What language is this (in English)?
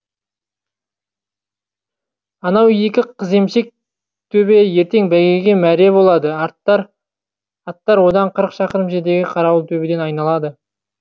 Kazakh